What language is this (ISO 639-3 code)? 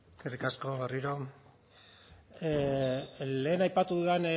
eus